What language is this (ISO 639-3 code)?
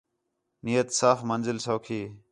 xhe